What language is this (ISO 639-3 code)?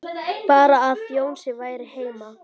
isl